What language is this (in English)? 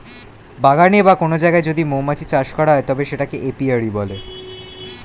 Bangla